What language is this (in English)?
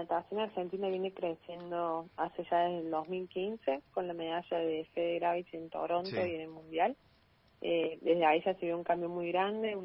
Spanish